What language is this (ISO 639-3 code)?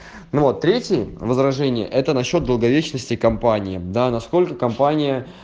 rus